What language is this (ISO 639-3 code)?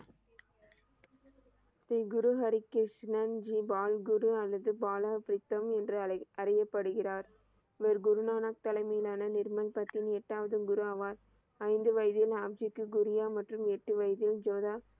tam